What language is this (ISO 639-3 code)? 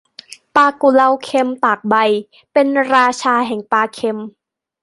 tha